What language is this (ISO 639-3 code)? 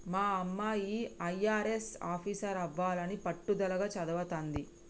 tel